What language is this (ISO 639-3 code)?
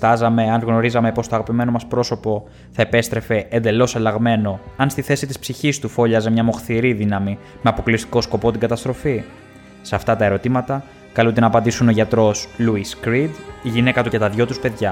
ell